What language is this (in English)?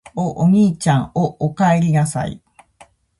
Japanese